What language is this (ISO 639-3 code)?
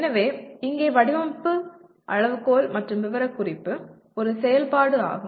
tam